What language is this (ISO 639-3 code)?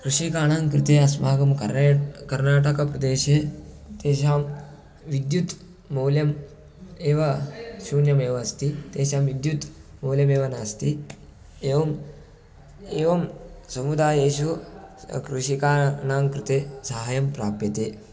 san